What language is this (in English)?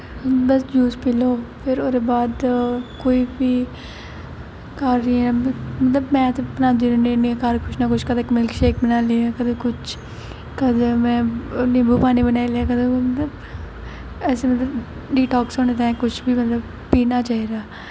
Dogri